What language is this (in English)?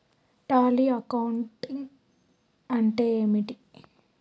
Telugu